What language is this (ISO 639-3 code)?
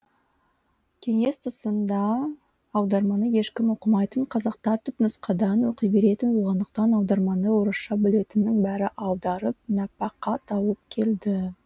kaz